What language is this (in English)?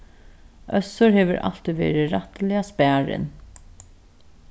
Faroese